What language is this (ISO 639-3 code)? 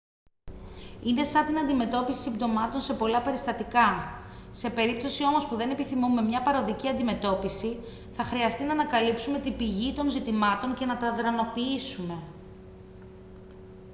ell